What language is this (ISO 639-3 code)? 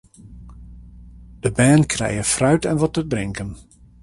fry